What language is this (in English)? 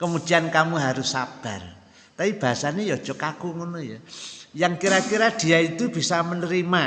Indonesian